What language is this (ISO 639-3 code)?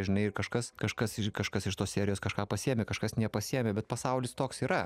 lit